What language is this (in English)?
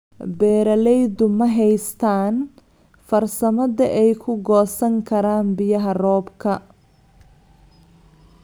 Somali